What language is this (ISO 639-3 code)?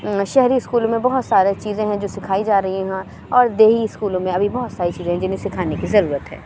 urd